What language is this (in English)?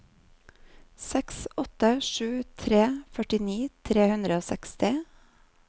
Norwegian